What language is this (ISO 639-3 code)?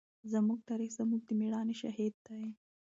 pus